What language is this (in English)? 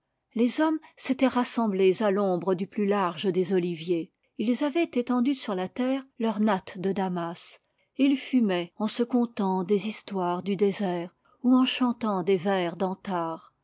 French